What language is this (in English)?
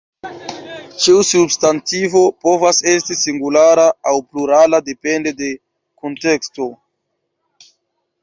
Esperanto